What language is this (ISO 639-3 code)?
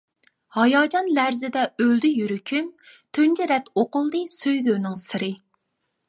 uig